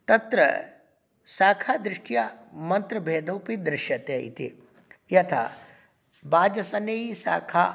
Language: Sanskrit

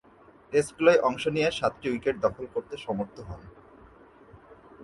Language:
Bangla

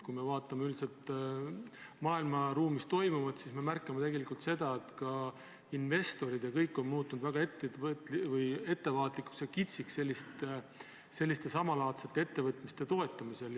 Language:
Estonian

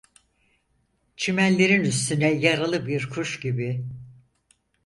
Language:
Turkish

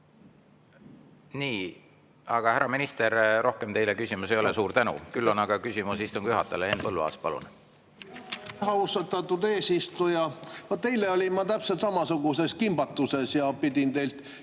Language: Estonian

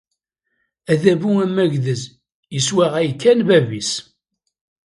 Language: Kabyle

